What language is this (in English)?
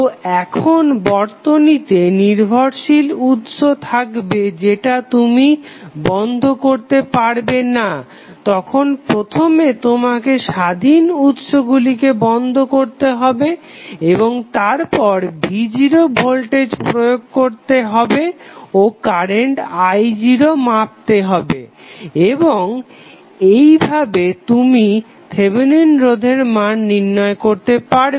Bangla